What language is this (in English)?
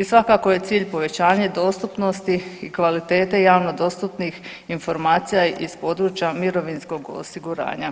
Croatian